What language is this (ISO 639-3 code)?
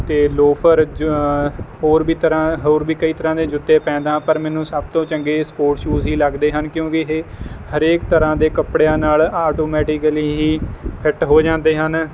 pan